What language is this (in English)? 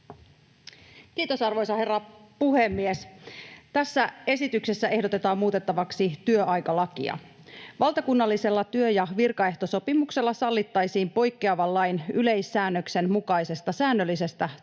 Finnish